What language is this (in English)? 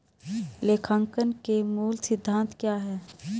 Hindi